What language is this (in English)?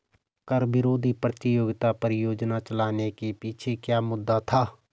Hindi